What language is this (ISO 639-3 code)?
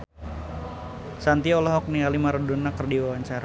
sun